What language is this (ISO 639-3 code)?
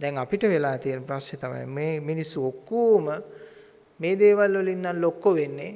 sin